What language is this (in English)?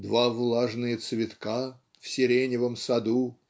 Russian